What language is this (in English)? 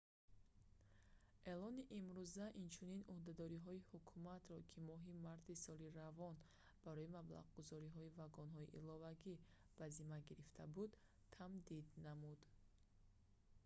Tajik